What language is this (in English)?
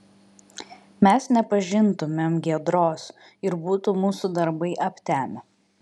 Lithuanian